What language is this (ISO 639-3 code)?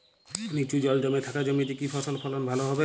ben